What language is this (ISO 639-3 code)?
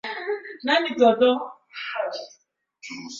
swa